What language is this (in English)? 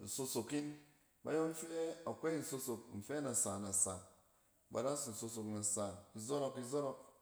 Cen